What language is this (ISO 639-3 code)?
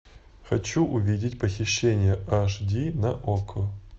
rus